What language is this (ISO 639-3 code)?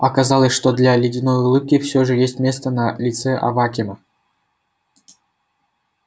rus